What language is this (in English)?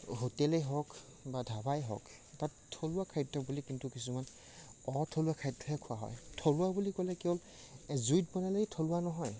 Assamese